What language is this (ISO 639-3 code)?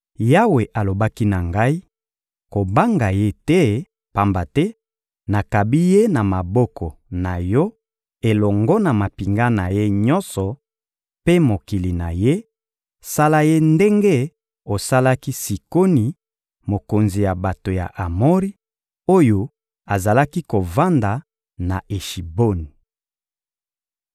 lin